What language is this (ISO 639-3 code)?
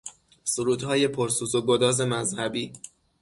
fas